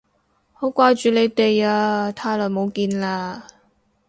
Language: Cantonese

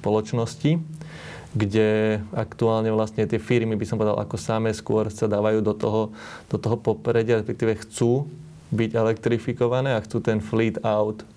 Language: Slovak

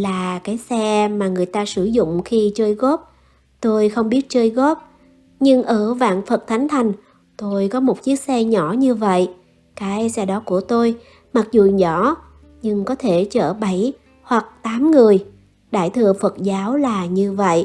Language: Vietnamese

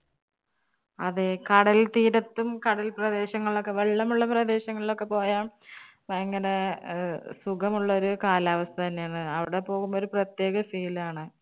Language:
Malayalam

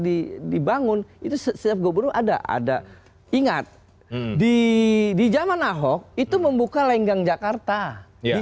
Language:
Indonesian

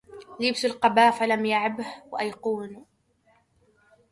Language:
Arabic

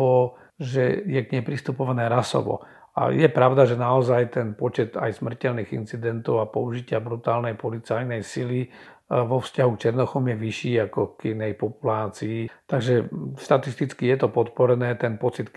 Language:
Slovak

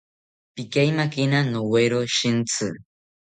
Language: South Ucayali Ashéninka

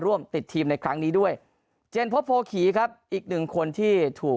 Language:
Thai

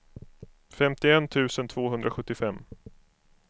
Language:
Swedish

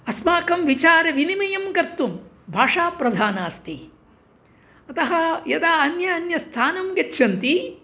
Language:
Sanskrit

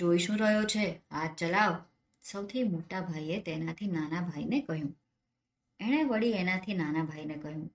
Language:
Gujarati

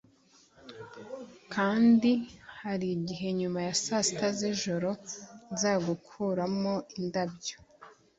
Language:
Kinyarwanda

